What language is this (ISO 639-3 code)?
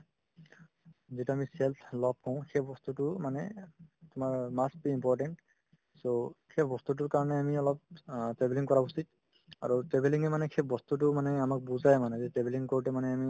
asm